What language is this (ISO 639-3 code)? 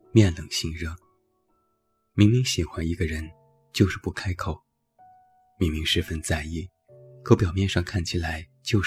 zho